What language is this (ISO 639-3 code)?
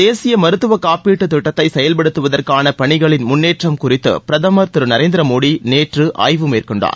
tam